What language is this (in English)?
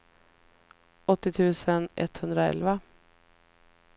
Swedish